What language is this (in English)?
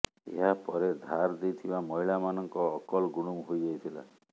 Odia